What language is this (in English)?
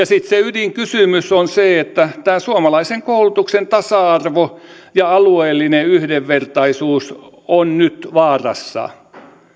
Finnish